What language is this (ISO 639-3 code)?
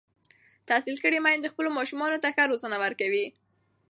pus